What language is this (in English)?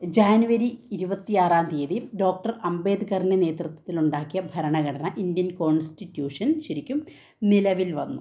Malayalam